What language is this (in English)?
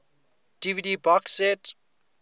English